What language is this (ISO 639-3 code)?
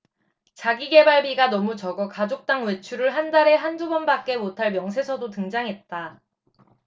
kor